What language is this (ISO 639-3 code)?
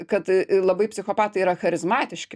lit